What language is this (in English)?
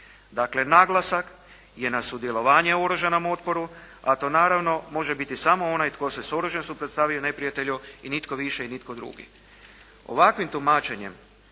Croatian